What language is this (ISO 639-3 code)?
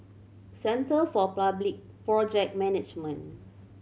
eng